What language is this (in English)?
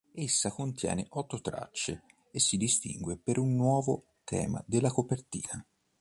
Italian